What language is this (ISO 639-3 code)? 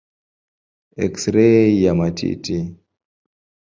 swa